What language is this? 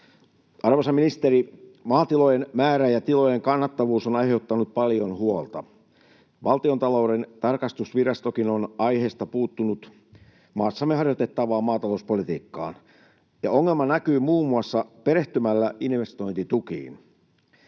Finnish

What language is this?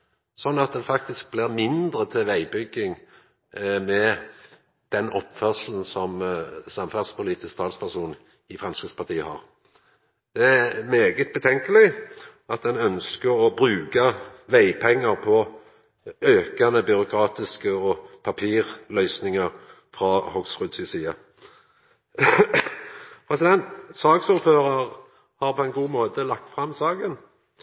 Norwegian Nynorsk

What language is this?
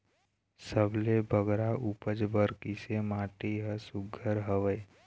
Chhattisgarhi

